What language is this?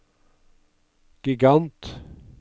Norwegian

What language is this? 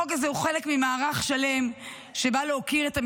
Hebrew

